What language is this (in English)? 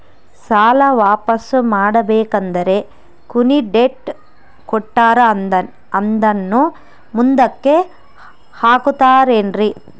Kannada